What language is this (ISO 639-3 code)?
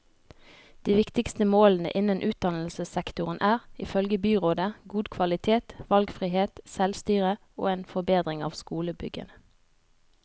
nor